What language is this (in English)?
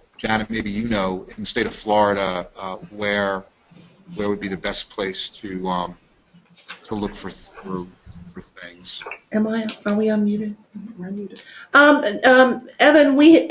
English